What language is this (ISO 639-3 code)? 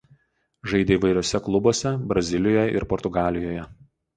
lit